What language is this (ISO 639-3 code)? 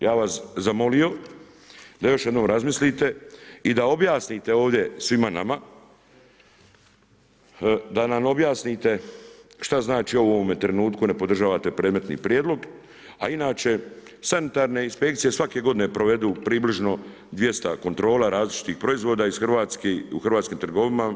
hrv